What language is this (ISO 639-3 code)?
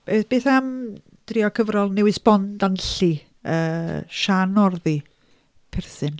cym